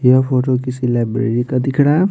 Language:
Hindi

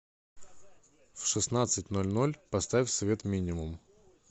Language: Russian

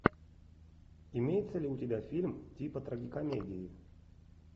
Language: Russian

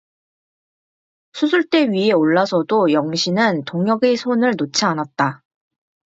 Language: Korean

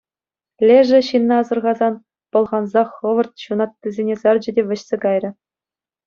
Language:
Chuvash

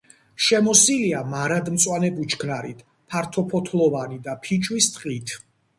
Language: Georgian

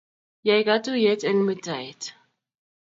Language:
Kalenjin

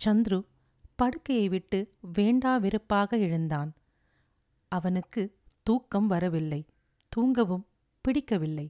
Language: Tamil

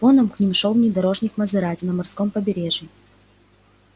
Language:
Russian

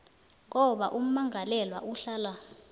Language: South Ndebele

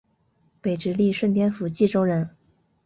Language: Chinese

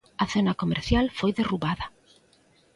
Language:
Galician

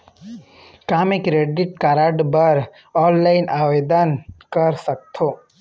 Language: Chhattisgarhi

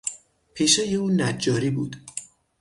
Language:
Persian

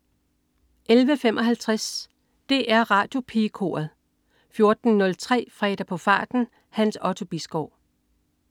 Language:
Danish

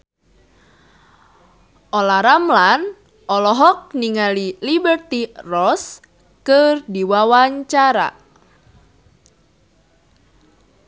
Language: Sundanese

